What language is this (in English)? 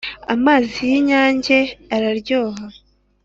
Kinyarwanda